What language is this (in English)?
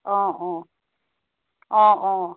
Assamese